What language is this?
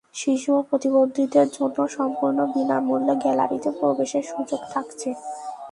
Bangla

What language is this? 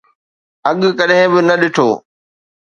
Sindhi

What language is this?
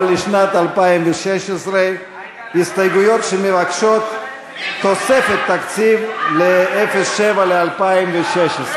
Hebrew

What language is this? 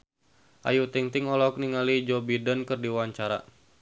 Sundanese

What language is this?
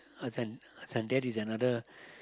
English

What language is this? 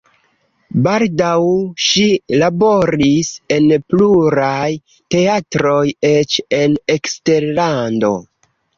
Esperanto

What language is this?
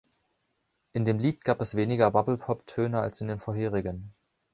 German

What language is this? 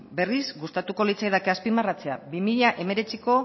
Basque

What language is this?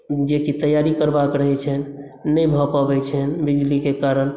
Maithili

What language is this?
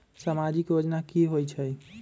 Magahi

